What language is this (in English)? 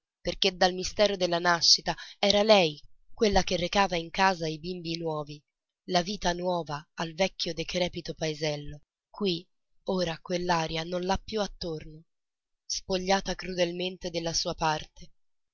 Italian